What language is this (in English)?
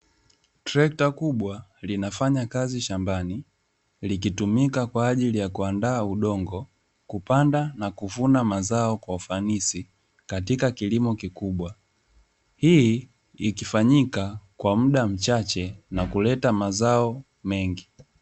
Swahili